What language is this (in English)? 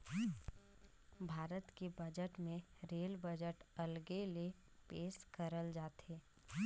Chhattisgarhi